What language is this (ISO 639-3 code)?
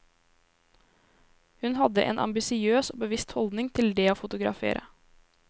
nor